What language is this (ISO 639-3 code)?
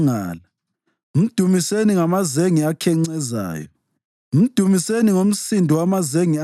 nde